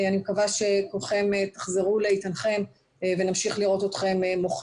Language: Hebrew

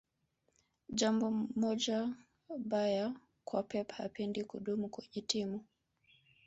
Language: Swahili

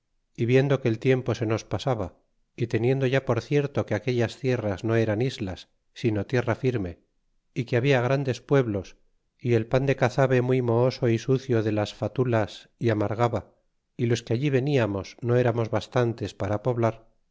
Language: Spanish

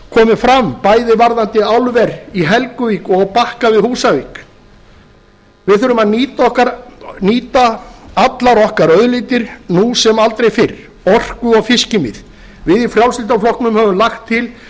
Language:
Icelandic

